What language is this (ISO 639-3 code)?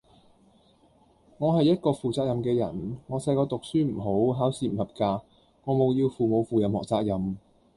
yue